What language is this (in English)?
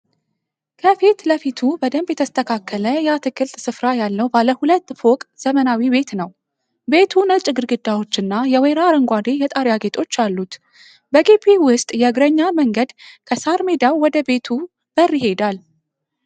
Amharic